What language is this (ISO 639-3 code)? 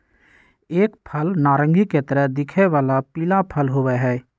mag